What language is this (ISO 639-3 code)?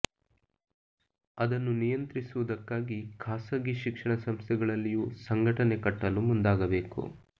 kan